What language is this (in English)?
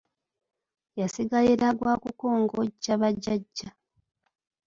Ganda